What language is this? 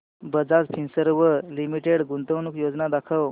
Marathi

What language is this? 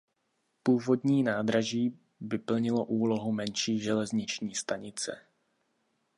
Czech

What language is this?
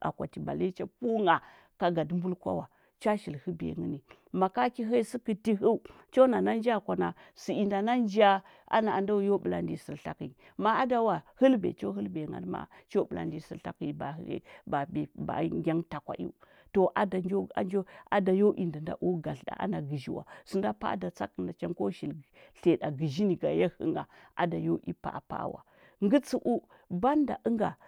Huba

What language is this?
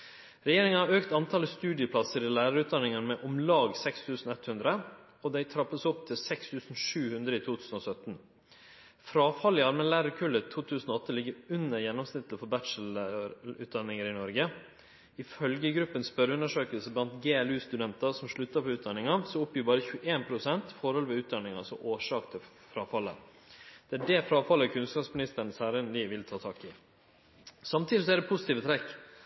Norwegian Nynorsk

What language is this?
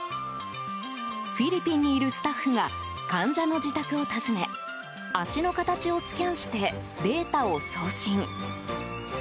Japanese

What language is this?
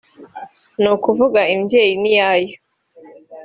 Kinyarwanda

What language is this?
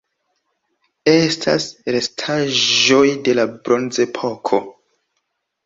Esperanto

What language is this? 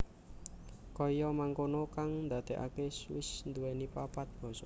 Javanese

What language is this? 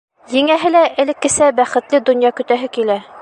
Bashkir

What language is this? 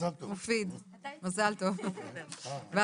Hebrew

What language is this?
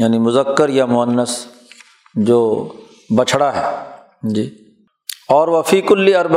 Urdu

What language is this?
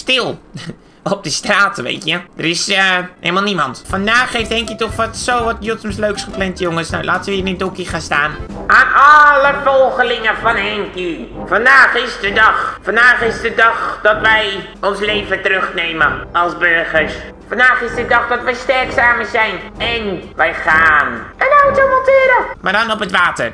Dutch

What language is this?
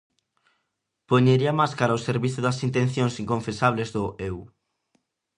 Galician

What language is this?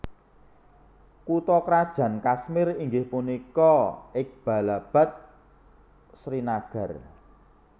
Javanese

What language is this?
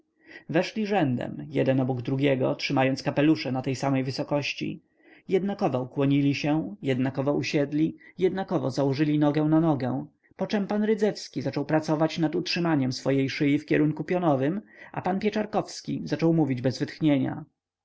Polish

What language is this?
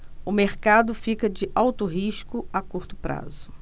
Portuguese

